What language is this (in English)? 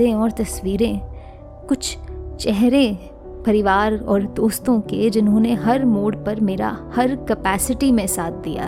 Hindi